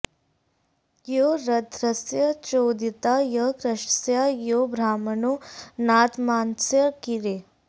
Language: Sanskrit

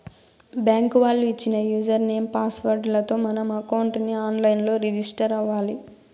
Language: Telugu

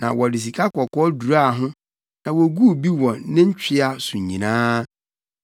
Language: Akan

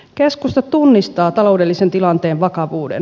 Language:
Finnish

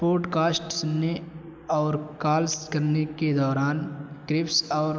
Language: Urdu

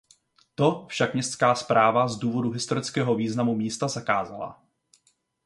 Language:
Czech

